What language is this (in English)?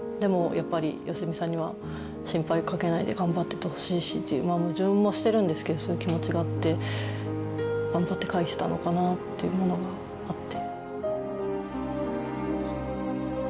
Japanese